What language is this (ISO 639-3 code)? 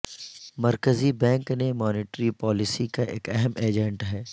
urd